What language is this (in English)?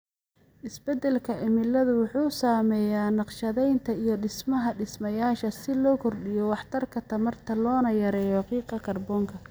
Somali